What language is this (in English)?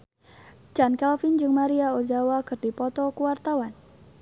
Sundanese